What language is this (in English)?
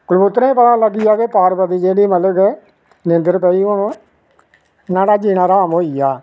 Dogri